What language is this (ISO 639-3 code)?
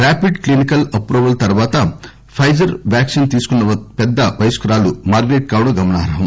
tel